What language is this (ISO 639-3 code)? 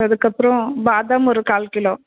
tam